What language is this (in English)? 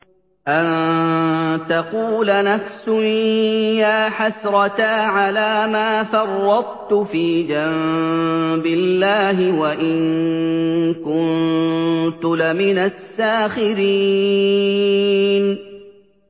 Arabic